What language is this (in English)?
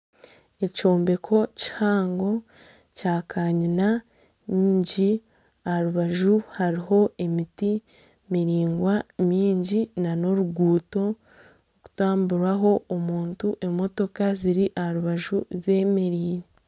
Nyankole